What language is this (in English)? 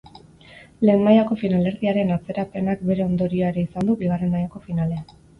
Basque